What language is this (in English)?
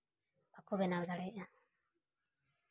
Santali